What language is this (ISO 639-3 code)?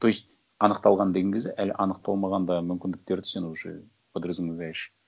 kaz